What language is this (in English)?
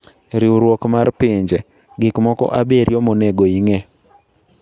Luo (Kenya and Tanzania)